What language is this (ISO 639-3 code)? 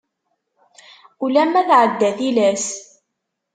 kab